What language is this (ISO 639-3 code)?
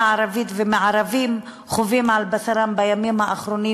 heb